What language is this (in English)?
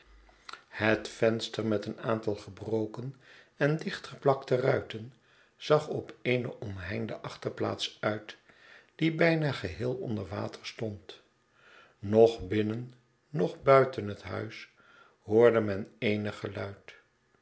Dutch